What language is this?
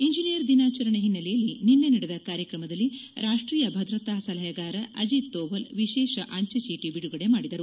Kannada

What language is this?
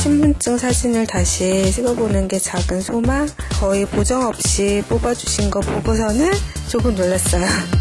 Korean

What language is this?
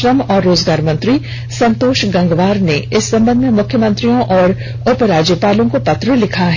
Hindi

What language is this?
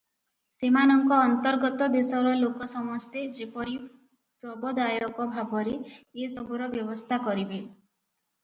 Odia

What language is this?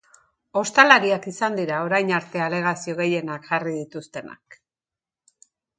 Basque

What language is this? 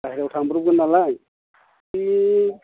Bodo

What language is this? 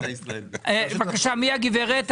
Hebrew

